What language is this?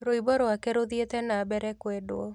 Kikuyu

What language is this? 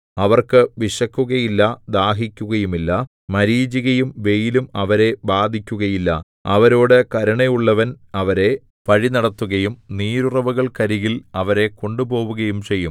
Malayalam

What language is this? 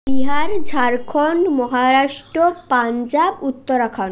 Bangla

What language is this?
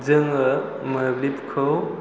Bodo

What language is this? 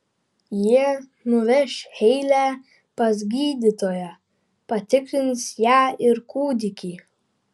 Lithuanian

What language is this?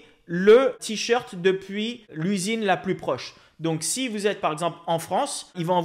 French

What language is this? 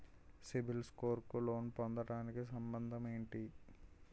Telugu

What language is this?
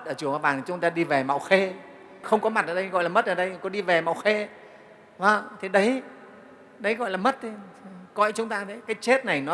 Vietnamese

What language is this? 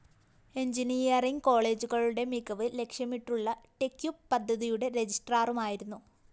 Malayalam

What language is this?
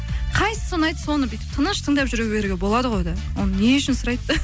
Kazakh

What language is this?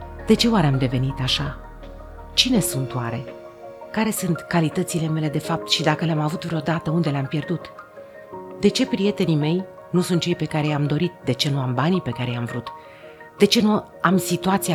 Romanian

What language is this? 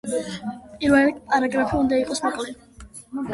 Georgian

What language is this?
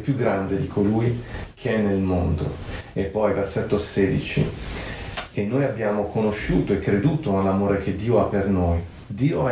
Italian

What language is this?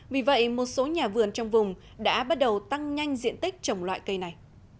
Vietnamese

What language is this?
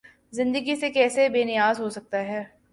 Urdu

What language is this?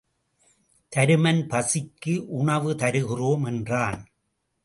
Tamil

